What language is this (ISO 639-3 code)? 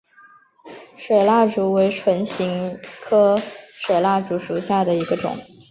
zho